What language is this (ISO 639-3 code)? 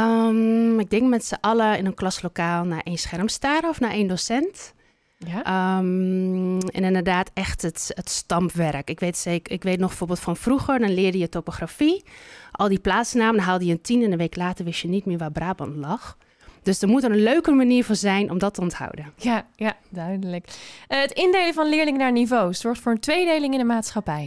nld